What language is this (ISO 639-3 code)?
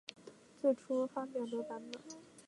zho